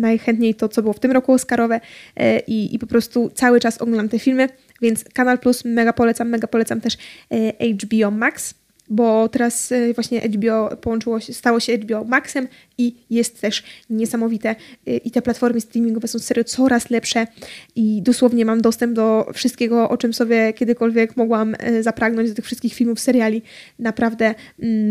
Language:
Polish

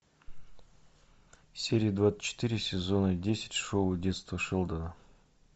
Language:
Russian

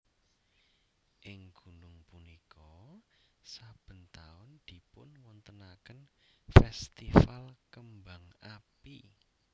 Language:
Javanese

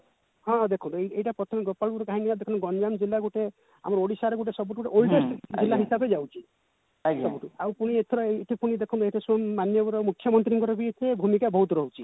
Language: Odia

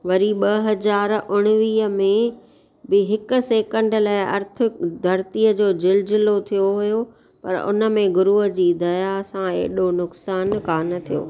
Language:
Sindhi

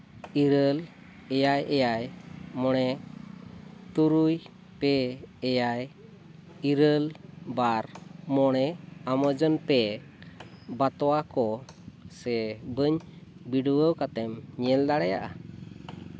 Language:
Santali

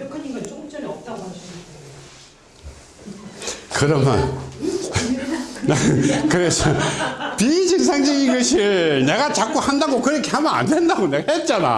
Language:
Korean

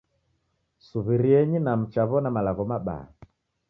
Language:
Taita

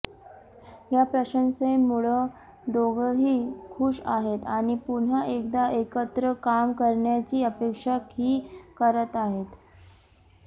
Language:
Marathi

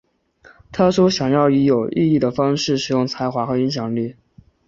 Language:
Chinese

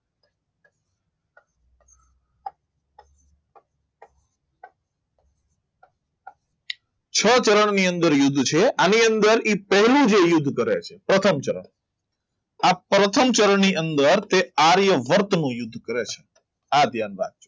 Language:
Gujarati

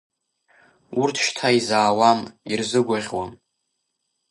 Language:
Abkhazian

